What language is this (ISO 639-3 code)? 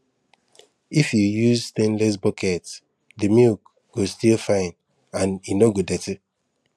pcm